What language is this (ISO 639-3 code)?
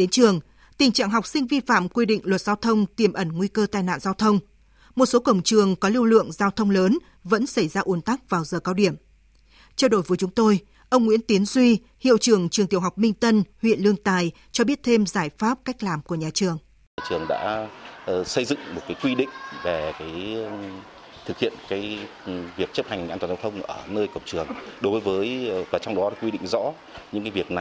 vie